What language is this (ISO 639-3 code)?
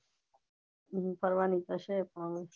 guj